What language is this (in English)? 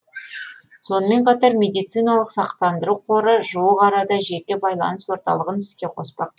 Kazakh